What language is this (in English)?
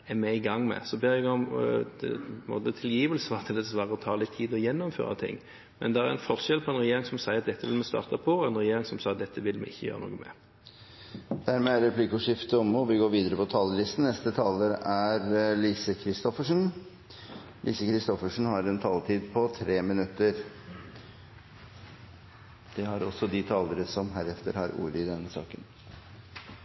Norwegian Bokmål